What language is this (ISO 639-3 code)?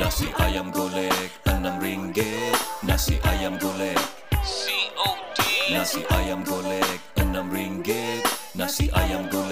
msa